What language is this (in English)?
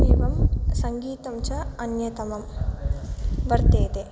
Sanskrit